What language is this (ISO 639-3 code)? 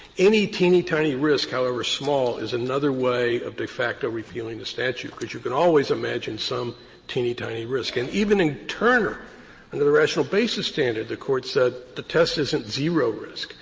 eng